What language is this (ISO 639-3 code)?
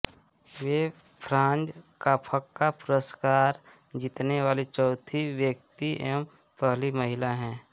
hin